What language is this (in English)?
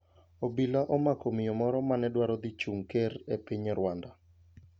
Luo (Kenya and Tanzania)